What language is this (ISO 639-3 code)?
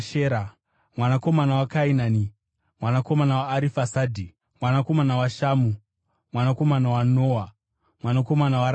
sna